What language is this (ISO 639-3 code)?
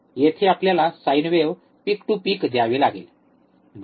mar